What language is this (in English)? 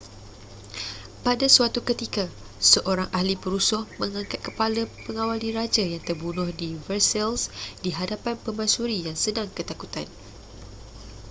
Malay